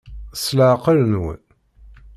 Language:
Kabyle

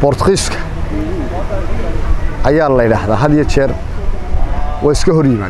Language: Arabic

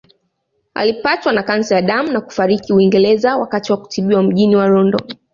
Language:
Swahili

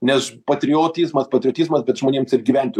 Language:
Lithuanian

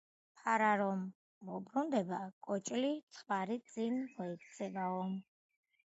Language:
Georgian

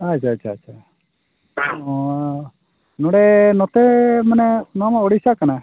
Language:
Santali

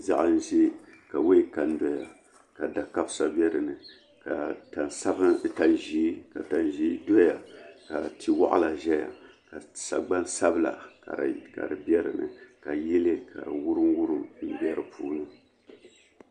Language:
Dagbani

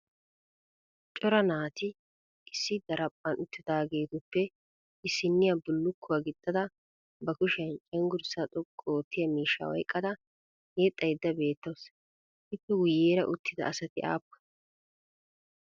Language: Wolaytta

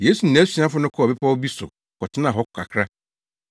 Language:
Akan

